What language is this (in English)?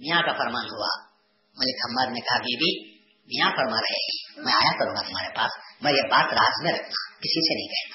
Urdu